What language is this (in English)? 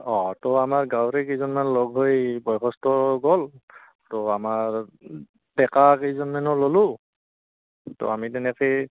Assamese